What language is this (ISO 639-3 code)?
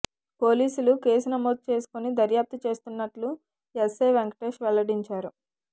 tel